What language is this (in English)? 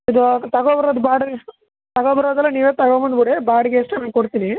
Kannada